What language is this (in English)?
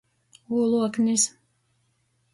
Latgalian